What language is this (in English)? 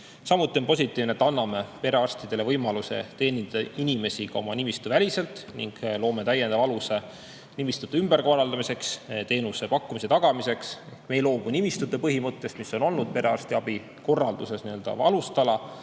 Estonian